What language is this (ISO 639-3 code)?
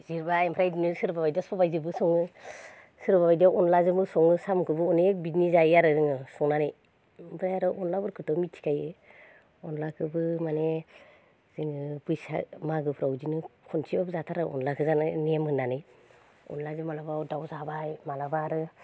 brx